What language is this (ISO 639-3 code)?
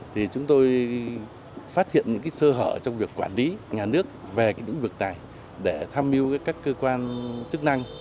vie